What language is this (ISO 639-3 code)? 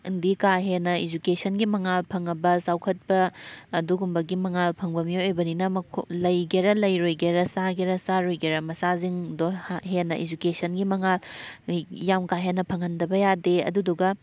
mni